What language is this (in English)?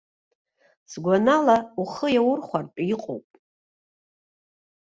Abkhazian